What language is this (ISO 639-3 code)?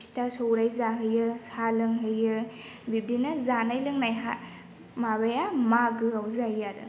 brx